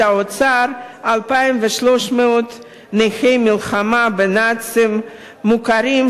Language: Hebrew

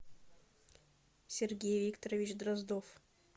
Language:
Russian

